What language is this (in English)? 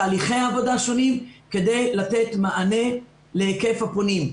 Hebrew